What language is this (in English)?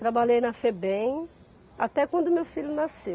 Portuguese